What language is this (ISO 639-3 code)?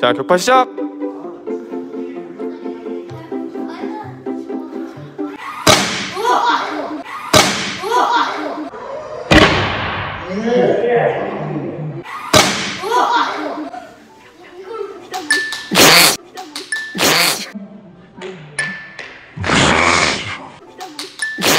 kor